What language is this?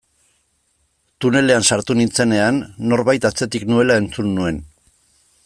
Basque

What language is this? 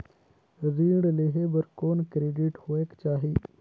Chhattisgarhi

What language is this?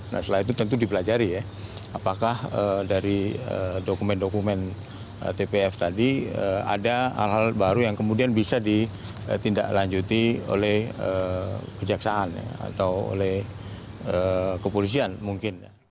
Indonesian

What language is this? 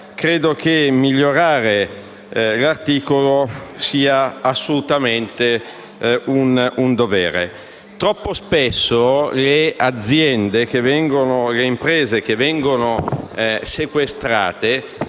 Italian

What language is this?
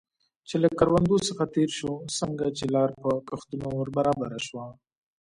Pashto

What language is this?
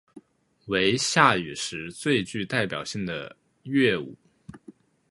Chinese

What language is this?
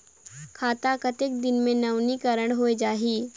Chhattisgarhi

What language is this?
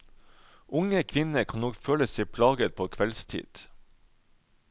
Norwegian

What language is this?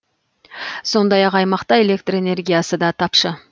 Kazakh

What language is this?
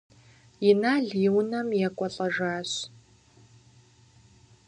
Kabardian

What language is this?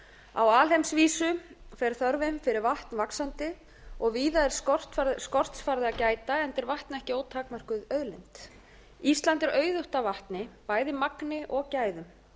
Icelandic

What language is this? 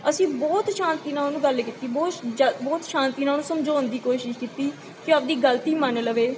Punjabi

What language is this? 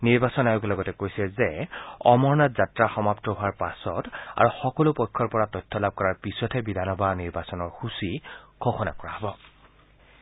Assamese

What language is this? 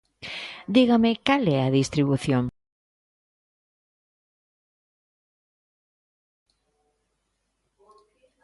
Galician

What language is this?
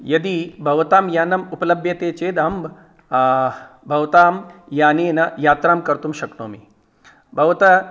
Sanskrit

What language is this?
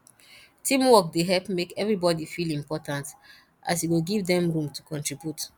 Nigerian Pidgin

